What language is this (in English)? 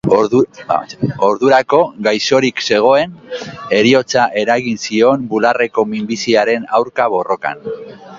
Basque